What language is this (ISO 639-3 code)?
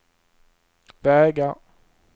swe